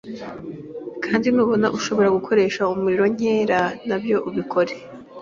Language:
Kinyarwanda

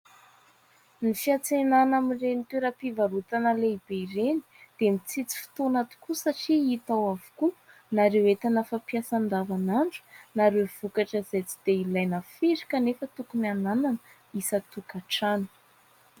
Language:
Malagasy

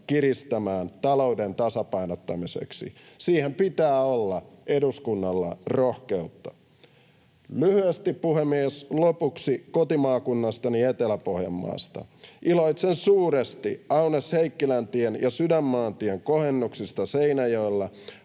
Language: Finnish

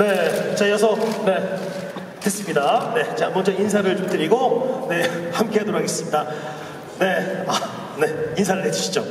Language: Korean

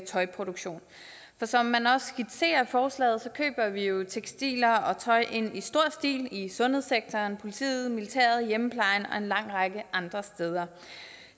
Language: Danish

